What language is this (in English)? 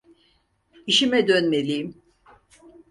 Turkish